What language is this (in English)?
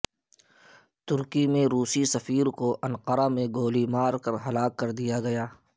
Urdu